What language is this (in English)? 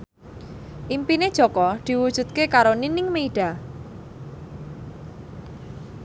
Javanese